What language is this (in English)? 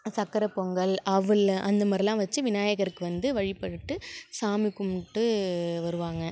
Tamil